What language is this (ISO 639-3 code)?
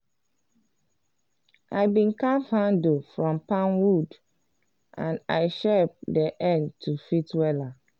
pcm